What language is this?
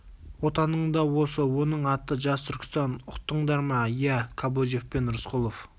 Kazakh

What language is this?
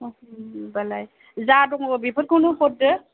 Bodo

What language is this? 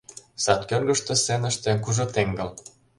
Mari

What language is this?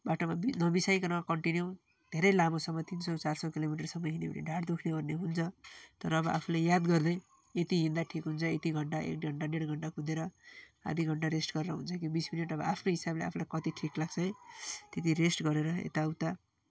Nepali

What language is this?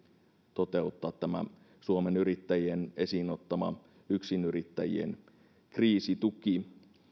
Finnish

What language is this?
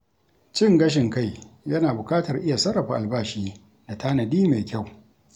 Hausa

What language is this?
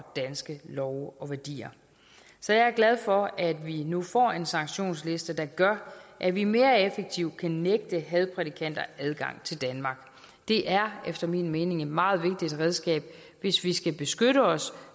Danish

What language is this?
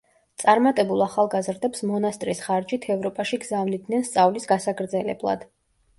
Georgian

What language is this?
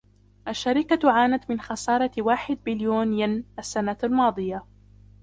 Arabic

